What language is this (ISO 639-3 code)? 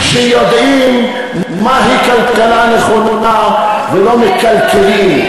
heb